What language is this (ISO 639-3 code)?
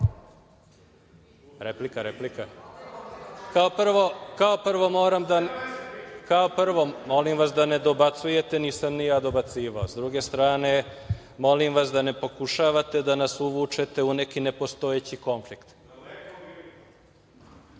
srp